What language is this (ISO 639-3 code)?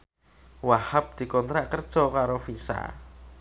jav